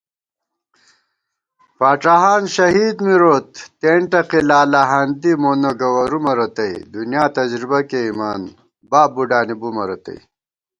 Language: Gawar-Bati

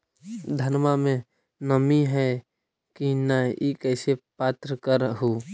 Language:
Magahi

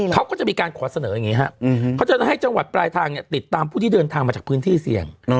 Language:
Thai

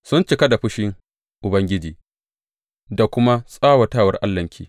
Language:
Hausa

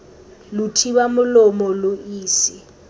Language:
Tswana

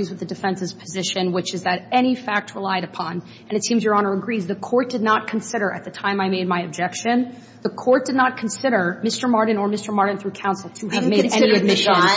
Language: English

